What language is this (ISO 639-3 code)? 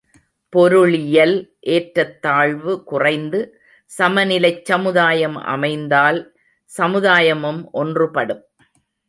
tam